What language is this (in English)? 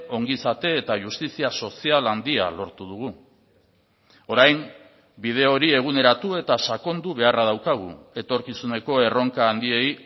Basque